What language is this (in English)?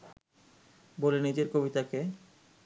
Bangla